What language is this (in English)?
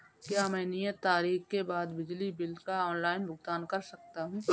Hindi